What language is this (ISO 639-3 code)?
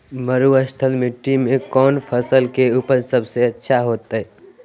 mag